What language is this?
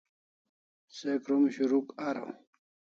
Kalasha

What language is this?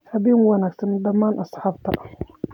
Somali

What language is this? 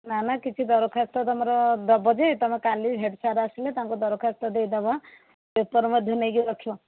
Odia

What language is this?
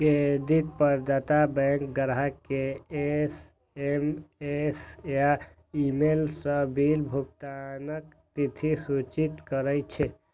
Maithili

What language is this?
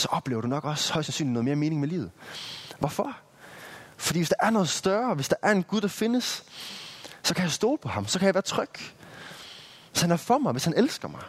Danish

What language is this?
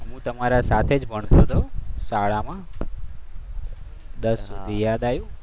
Gujarati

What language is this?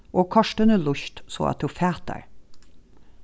Faroese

